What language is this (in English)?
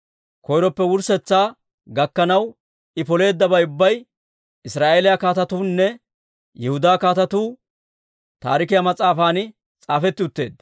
Dawro